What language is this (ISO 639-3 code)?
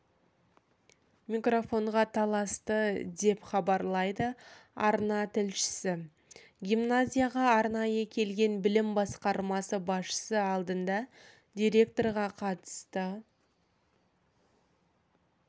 kaz